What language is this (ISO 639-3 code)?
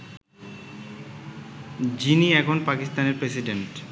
ben